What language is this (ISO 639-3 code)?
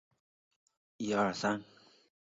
zho